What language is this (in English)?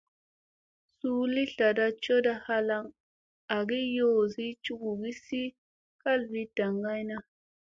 Musey